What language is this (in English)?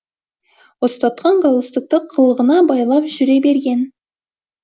Kazakh